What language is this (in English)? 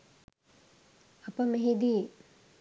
Sinhala